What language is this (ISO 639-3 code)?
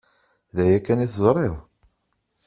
kab